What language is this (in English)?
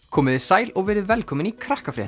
Icelandic